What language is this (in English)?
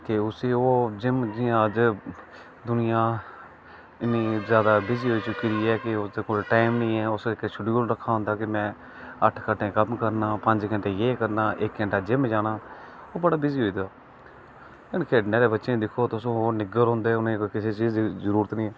Dogri